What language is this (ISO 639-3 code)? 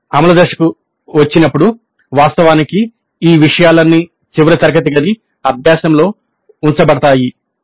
tel